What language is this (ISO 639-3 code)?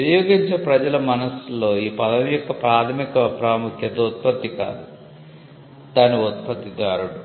tel